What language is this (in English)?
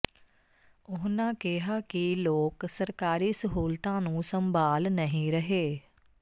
Punjabi